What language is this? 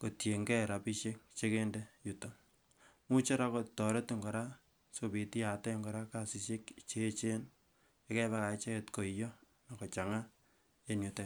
Kalenjin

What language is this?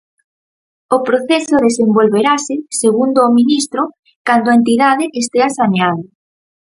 Galician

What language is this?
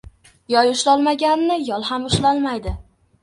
Uzbek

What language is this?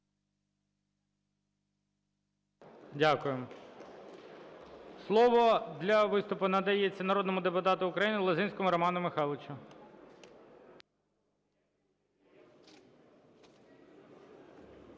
Ukrainian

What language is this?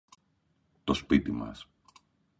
Greek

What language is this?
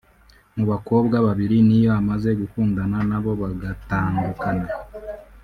Kinyarwanda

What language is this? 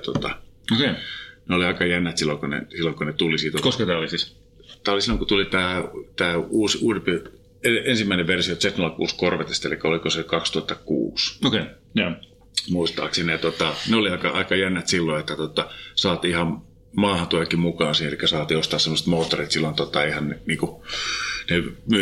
Finnish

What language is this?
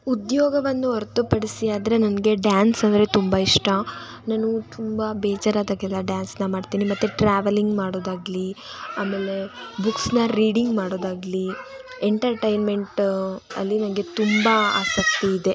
Kannada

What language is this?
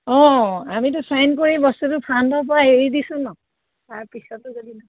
Assamese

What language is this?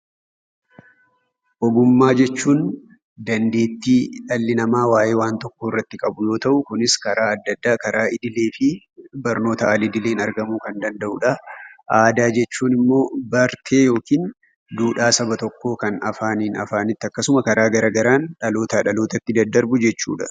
Oromo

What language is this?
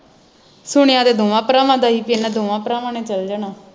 Punjabi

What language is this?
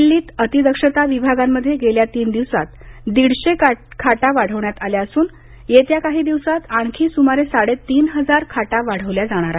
Marathi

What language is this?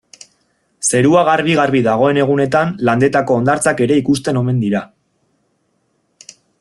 Basque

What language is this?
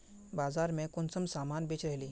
Magahi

